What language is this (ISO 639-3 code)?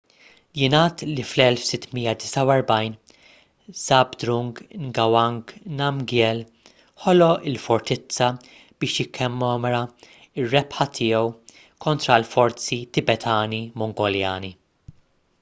mlt